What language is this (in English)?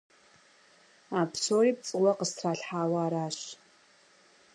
Kabardian